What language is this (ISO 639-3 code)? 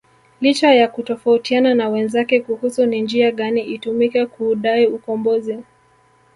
swa